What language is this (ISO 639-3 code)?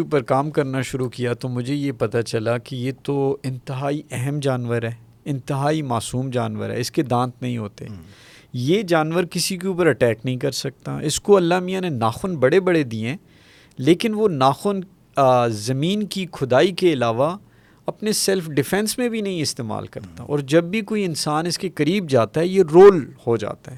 urd